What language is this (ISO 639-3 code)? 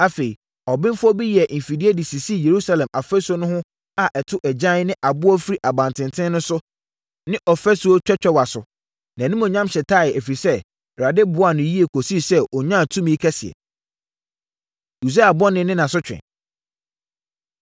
aka